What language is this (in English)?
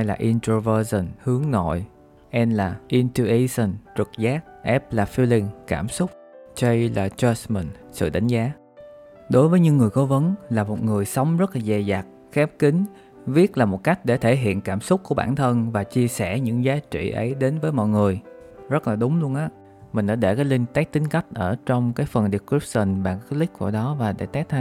Vietnamese